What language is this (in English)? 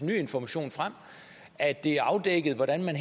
Danish